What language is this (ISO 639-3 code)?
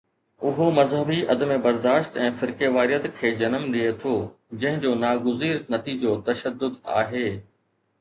snd